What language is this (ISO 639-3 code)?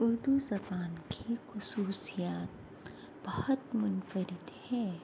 urd